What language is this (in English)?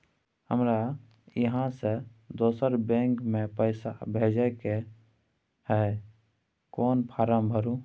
Maithili